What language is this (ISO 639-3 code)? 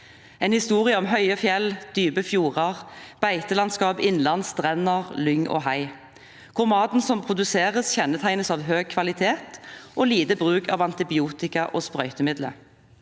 nor